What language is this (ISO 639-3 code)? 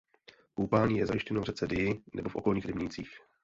ces